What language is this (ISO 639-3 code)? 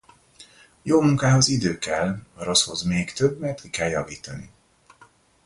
hun